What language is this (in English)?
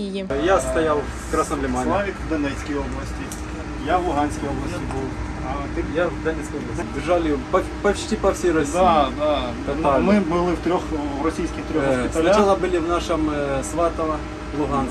Ukrainian